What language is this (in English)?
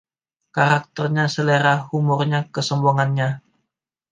Indonesian